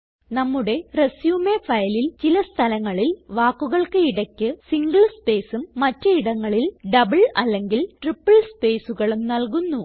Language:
Malayalam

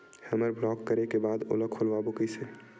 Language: Chhattisgarhi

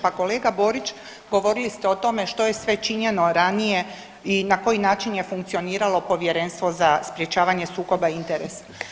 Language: Croatian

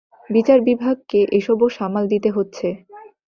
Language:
Bangla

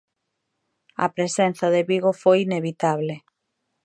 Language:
Galician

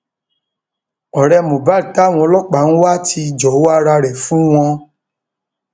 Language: Yoruba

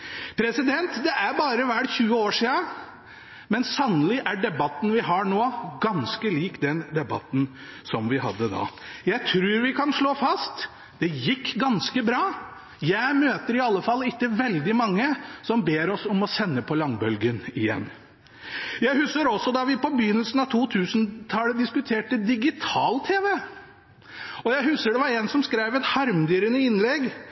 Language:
Norwegian Bokmål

